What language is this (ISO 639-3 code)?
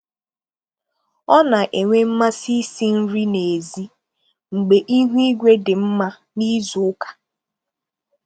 ibo